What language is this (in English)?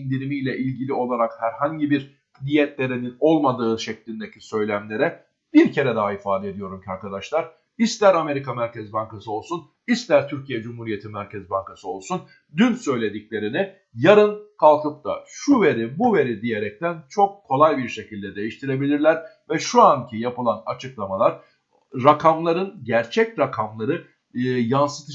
Turkish